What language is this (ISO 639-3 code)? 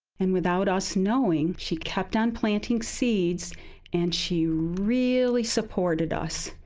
eng